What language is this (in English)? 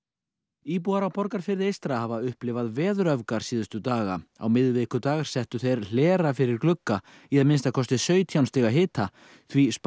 Icelandic